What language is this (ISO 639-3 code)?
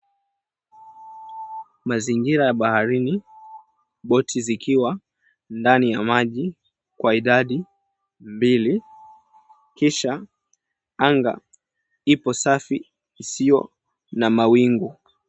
swa